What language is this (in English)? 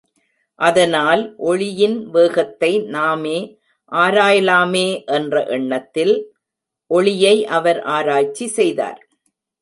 Tamil